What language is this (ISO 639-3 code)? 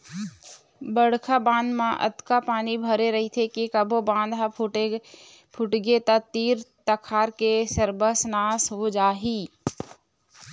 hne